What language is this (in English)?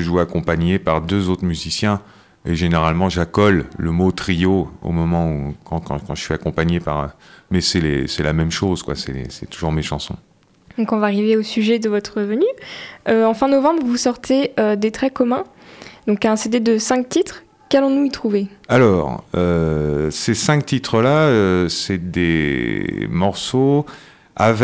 French